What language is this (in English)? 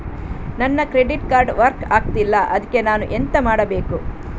Kannada